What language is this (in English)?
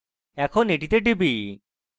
Bangla